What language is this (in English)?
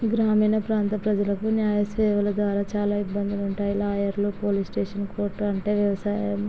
Telugu